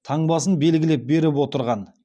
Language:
Kazakh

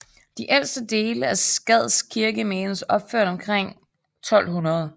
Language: Danish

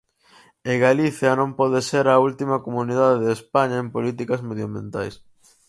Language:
Galician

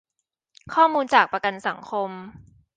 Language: Thai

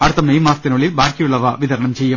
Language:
Malayalam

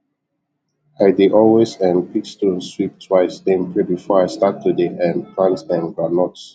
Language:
Nigerian Pidgin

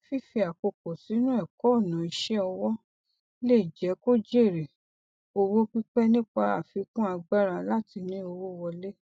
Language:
Yoruba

